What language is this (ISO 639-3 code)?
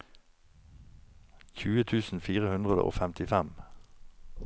nor